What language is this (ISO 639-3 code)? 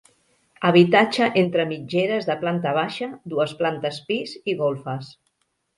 cat